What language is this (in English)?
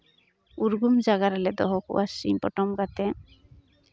Santali